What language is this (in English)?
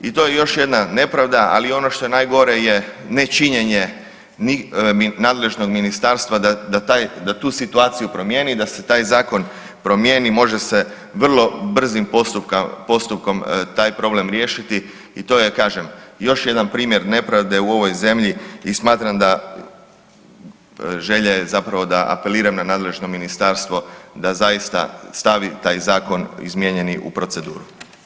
Croatian